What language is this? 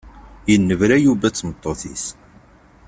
Kabyle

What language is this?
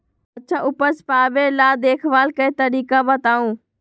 Magahi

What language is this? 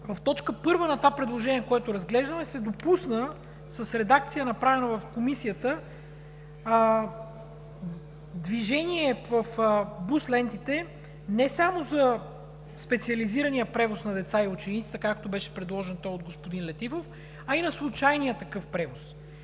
Bulgarian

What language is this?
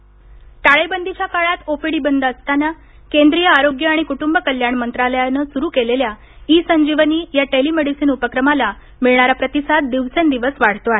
Marathi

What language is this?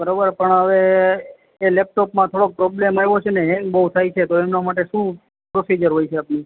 Gujarati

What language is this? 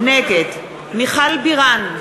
Hebrew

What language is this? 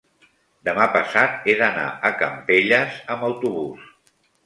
Catalan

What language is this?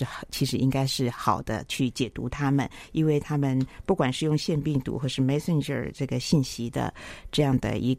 Chinese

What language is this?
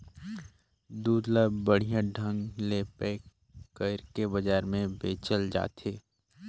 Chhattisgarhi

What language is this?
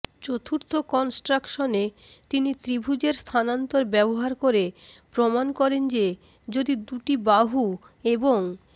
Bangla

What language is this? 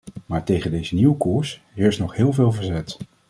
Dutch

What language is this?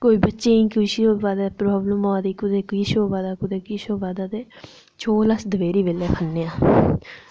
Dogri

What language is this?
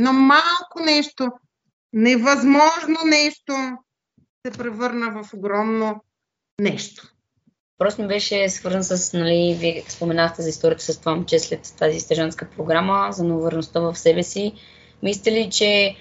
Bulgarian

